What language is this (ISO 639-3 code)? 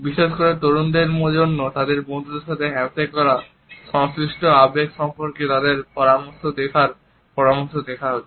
ben